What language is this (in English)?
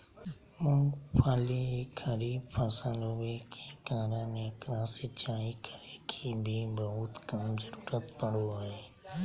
Magahi